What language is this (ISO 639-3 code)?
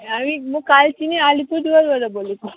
nep